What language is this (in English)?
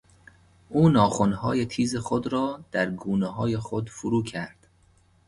Persian